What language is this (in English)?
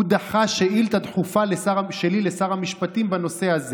Hebrew